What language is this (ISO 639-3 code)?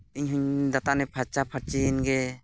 sat